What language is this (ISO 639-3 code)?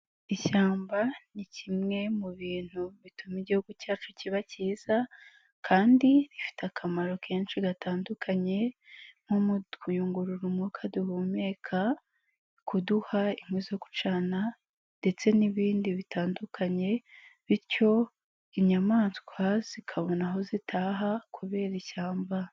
kin